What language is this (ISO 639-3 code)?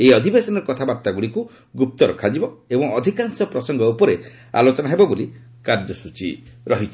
ori